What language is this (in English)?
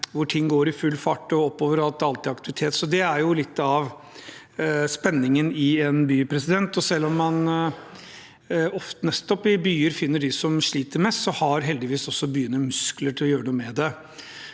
Norwegian